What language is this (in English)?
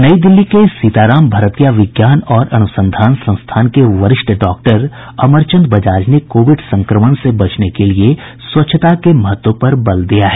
Hindi